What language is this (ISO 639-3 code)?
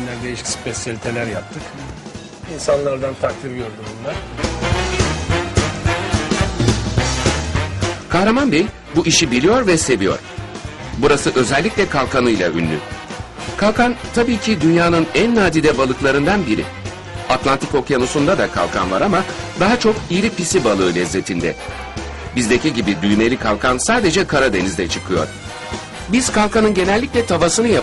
tur